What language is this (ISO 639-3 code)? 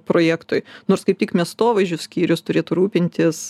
lit